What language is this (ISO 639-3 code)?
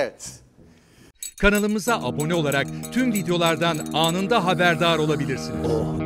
tur